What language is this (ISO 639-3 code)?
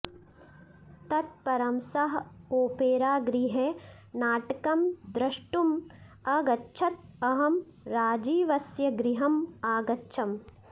san